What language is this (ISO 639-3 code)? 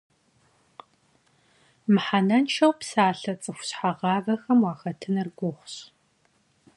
kbd